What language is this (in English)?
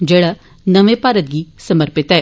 Dogri